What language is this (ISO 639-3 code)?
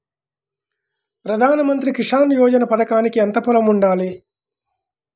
tel